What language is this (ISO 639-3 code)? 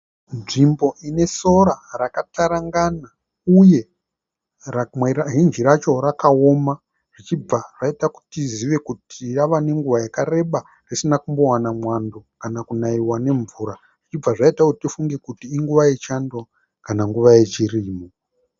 sna